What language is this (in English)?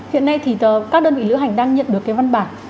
Vietnamese